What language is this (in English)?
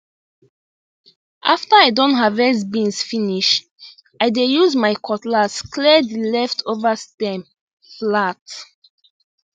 Nigerian Pidgin